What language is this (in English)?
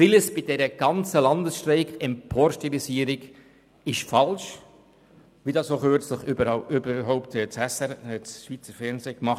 Swiss German